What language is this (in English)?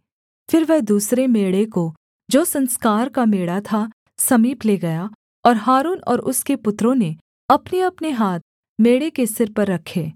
Hindi